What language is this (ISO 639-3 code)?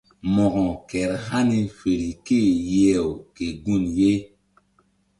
mdd